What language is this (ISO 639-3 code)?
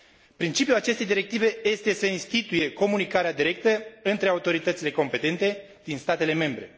ron